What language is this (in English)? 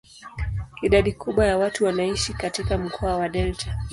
Swahili